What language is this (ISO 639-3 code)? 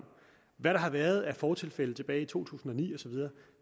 dan